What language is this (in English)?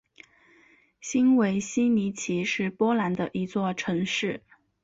Chinese